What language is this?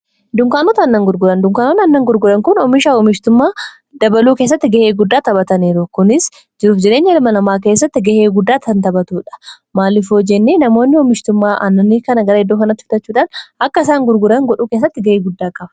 Oromo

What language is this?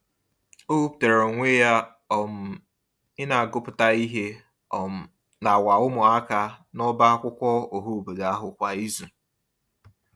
Igbo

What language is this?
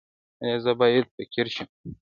Pashto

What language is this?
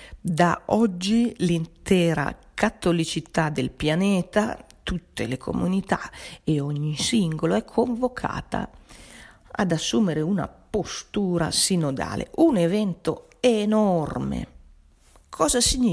Italian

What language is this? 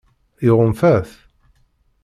Kabyle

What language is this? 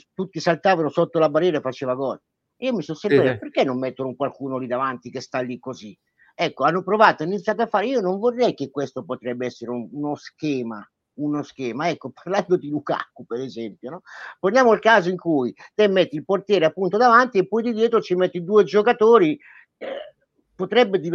Italian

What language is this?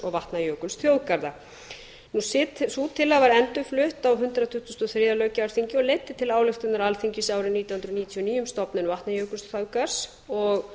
Icelandic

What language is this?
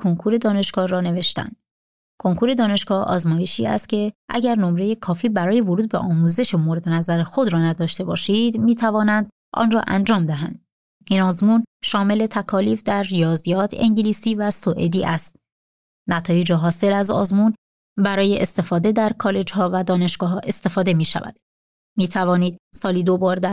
Persian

